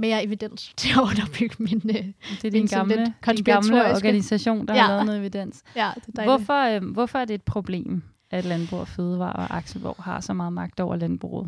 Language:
Danish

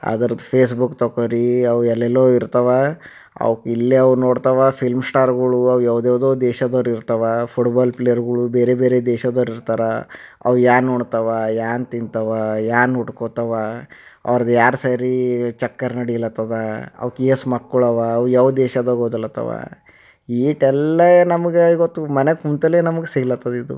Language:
Kannada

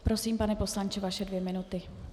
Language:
Czech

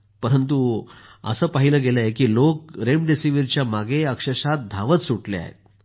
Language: Marathi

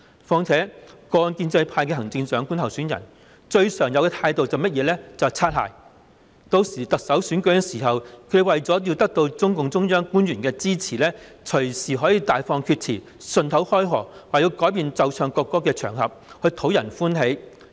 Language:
Cantonese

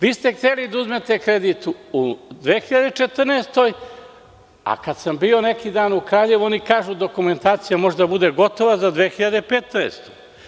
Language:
Serbian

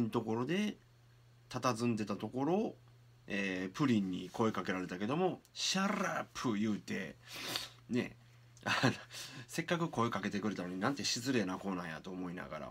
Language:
Japanese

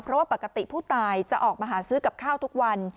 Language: Thai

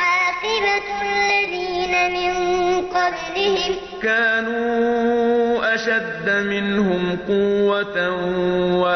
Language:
Arabic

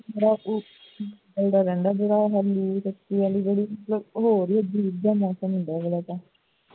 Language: Punjabi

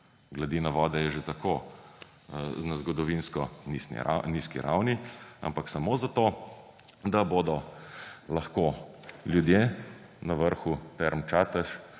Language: Slovenian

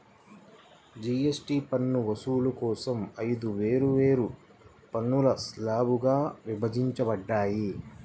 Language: Telugu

